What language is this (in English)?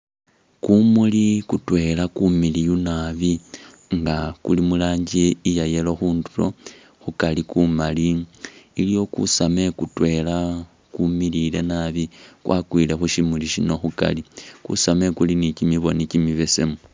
Masaaba